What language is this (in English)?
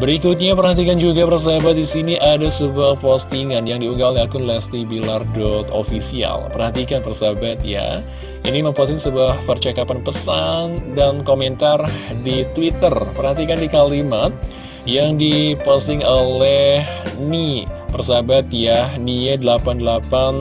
Indonesian